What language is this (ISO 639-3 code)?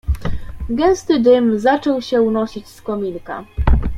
pol